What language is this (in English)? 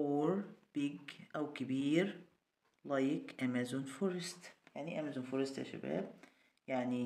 Arabic